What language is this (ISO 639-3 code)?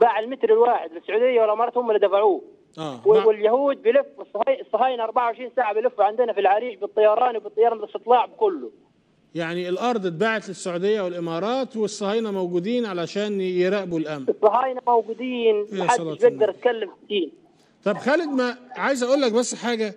ara